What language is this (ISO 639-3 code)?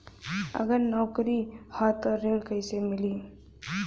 bho